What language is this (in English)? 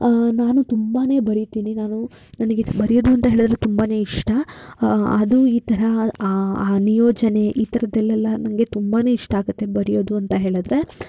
Kannada